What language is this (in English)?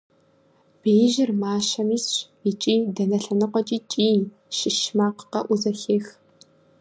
Kabardian